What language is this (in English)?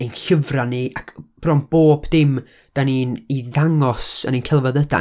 Welsh